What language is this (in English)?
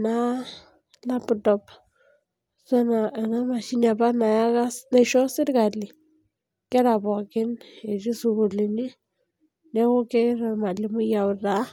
Masai